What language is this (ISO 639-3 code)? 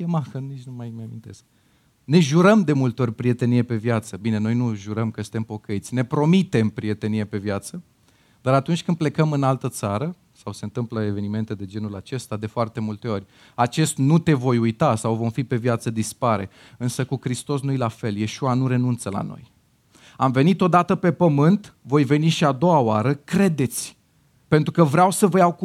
ron